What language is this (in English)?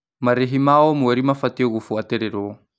Kikuyu